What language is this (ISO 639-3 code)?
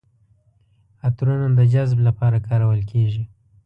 pus